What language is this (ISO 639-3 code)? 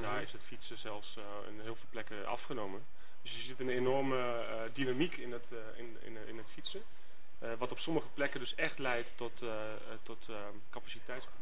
nld